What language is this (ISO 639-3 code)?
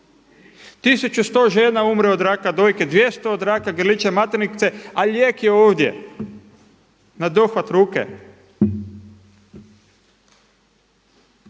hrv